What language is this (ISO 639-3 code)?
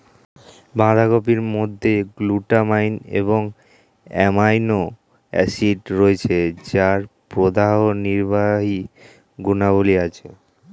ben